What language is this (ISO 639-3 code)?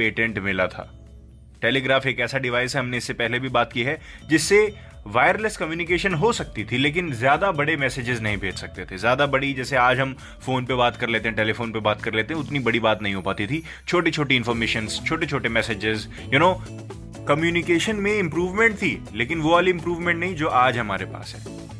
hin